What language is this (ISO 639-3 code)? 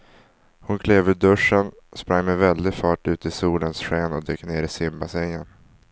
swe